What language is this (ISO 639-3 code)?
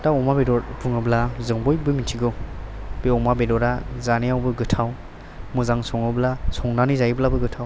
brx